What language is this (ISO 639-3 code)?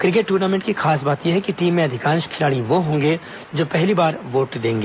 hin